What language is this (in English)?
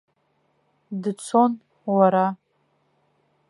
Abkhazian